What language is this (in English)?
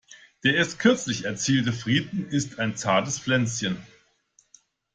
German